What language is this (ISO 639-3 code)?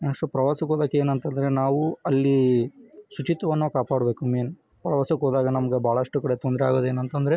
kan